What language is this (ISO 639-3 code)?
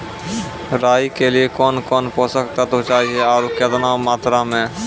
mai